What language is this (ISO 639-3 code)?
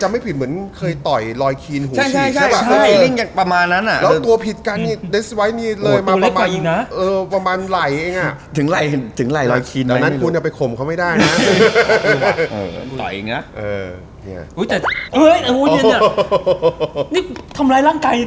tha